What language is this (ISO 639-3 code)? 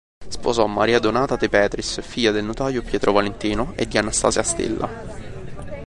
ita